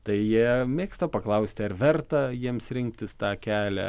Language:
Lithuanian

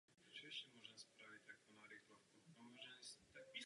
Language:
Czech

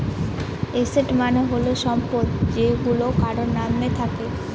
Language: Bangla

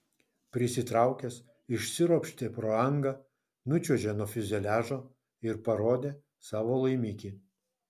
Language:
Lithuanian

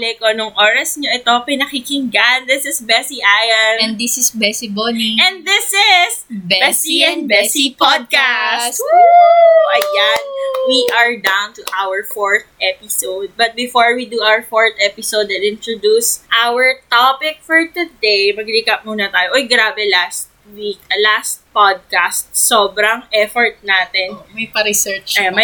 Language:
Filipino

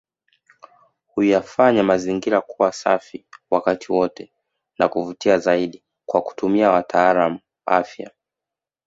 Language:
Swahili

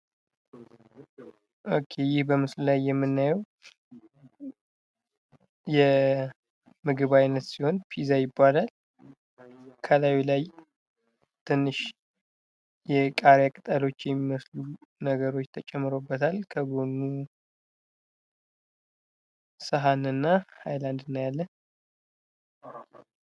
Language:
Amharic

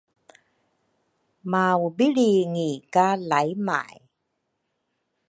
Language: Rukai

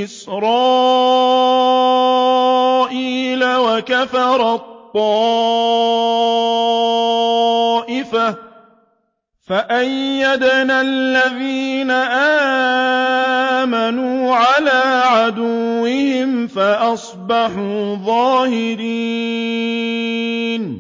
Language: Arabic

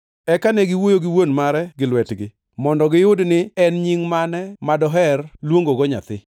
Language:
Luo (Kenya and Tanzania)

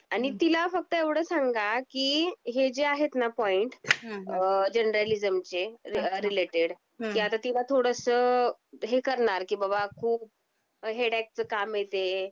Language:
Marathi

